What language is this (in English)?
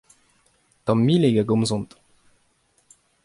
Breton